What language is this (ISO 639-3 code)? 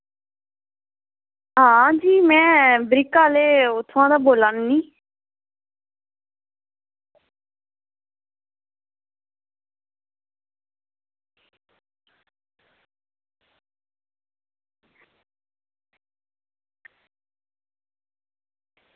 doi